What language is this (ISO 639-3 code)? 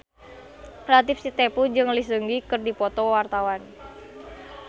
sun